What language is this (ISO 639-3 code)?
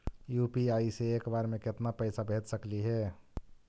mag